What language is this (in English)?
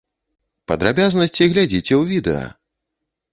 Belarusian